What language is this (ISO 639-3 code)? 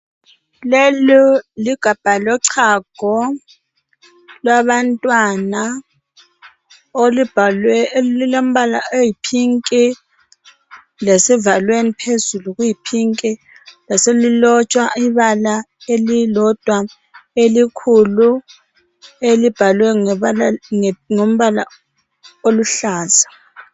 nde